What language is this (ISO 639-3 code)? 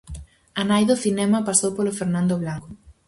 glg